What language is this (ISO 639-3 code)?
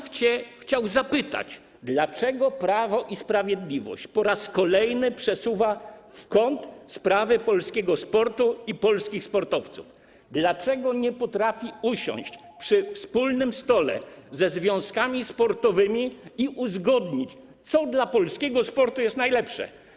pol